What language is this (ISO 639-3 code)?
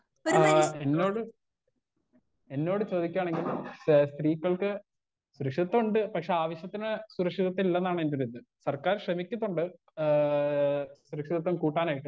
mal